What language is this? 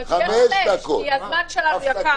Hebrew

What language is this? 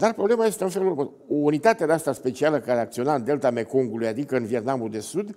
Romanian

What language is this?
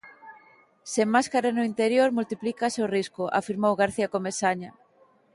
Galician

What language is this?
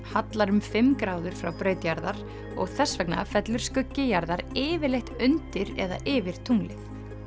Icelandic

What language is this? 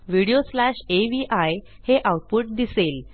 Marathi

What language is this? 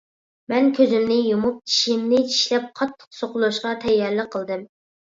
Uyghur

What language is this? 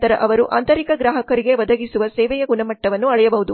Kannada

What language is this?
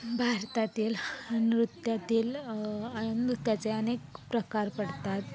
Marathi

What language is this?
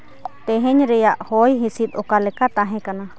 Santali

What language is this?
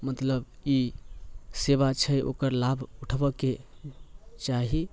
Maithili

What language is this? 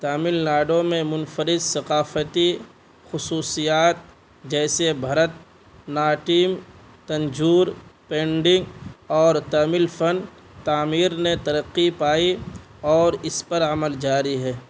Urdu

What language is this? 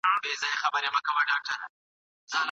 Pashto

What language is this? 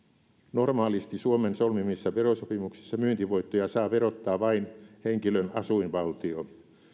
Finnish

